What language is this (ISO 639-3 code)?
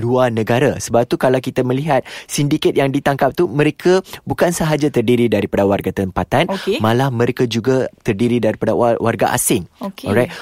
msa